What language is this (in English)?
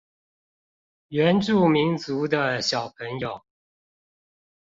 Chinese